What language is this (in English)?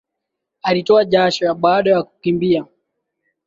Swahili